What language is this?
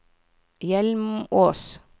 Norwegian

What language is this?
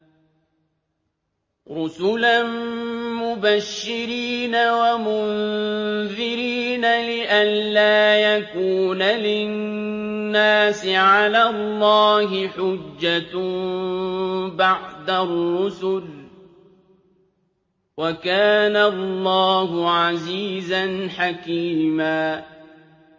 Arabic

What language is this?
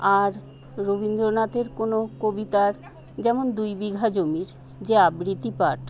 Bangla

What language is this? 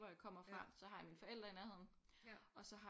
Danish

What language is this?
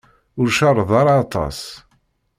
Kabyle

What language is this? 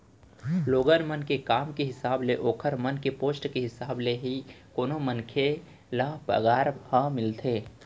Chhattisgarhi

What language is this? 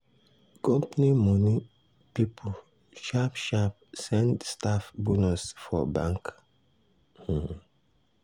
Nigerian Pidgin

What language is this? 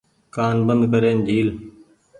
Goaria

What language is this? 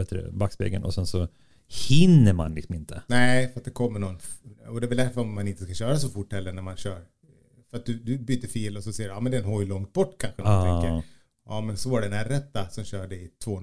Swedish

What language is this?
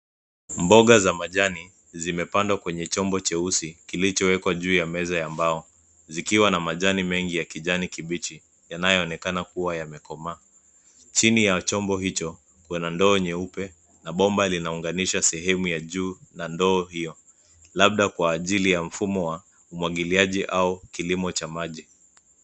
Swahili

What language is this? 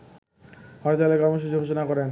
Bangla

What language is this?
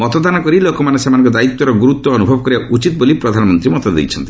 Odia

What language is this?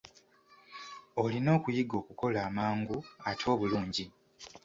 Ganda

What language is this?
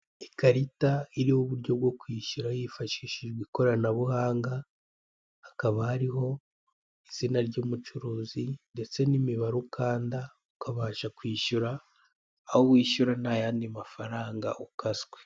Kinyarwanda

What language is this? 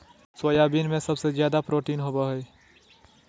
Magahi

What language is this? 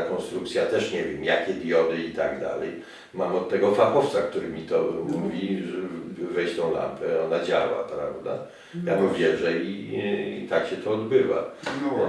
Polish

